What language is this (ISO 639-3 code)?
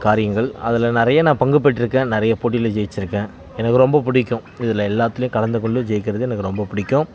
tam